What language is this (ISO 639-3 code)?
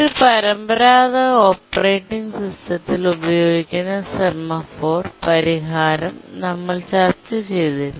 mal